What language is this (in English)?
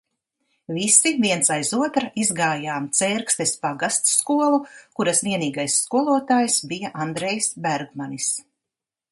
Latvian